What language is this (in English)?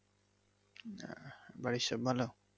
Bangla